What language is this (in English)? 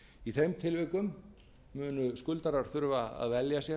Icelandic